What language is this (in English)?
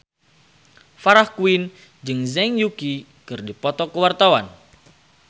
Sundanese